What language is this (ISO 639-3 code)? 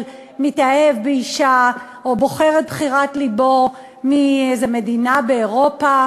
heb